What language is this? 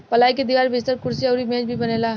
Bhojpuri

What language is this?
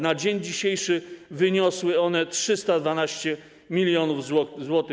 Polish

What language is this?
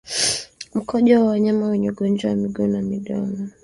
Swahili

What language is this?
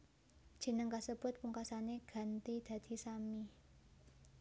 Javanese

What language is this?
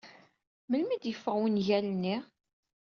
Kabyle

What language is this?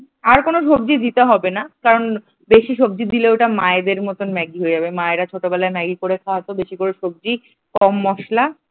Bangla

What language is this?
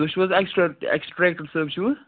Kashmiri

